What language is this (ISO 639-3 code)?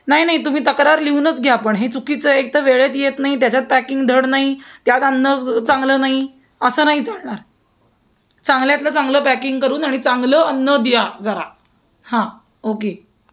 mar